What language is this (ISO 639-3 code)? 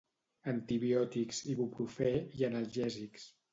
cat